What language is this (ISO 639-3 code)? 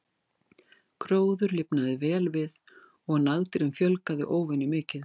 isl